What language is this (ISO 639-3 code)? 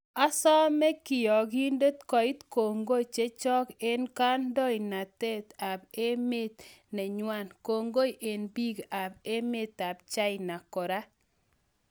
kln